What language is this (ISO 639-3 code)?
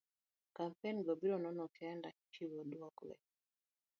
luo